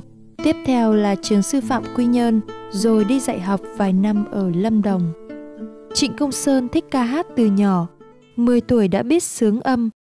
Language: Vietnamese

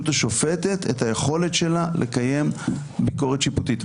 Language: Hebrew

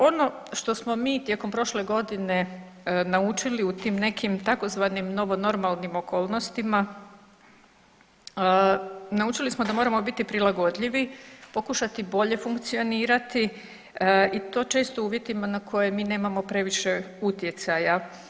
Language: Croatian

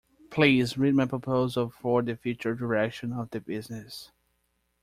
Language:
English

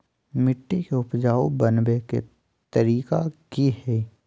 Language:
Magahi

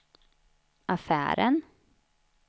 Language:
Swedish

